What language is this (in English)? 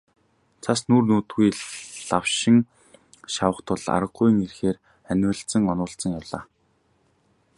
Mongolian